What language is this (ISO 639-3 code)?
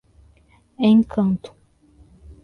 por